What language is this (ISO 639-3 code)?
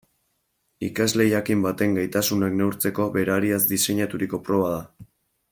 eus